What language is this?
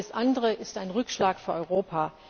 German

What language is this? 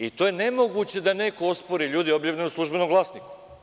Serbian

